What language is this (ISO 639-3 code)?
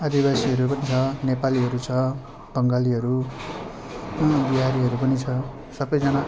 nep